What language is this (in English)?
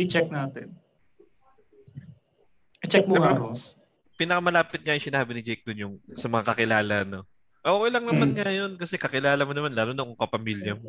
Filipino